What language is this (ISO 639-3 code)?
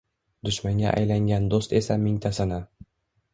uzb